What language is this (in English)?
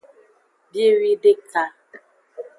Aja (Benin)